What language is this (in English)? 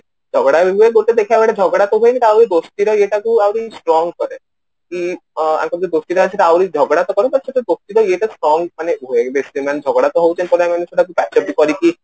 Odia